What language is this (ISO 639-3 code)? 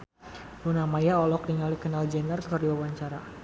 sun